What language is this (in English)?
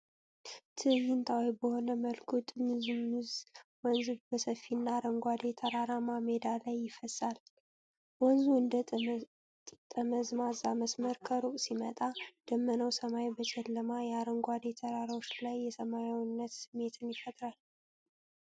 Amharic